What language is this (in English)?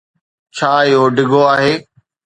Sindhi